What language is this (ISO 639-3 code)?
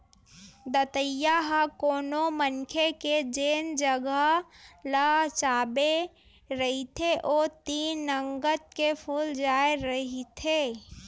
hne